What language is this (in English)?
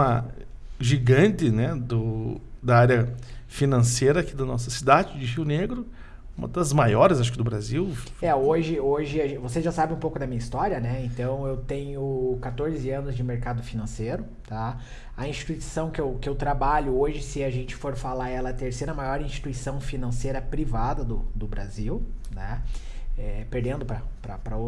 Portuguese